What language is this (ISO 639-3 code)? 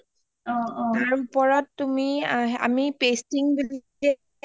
asm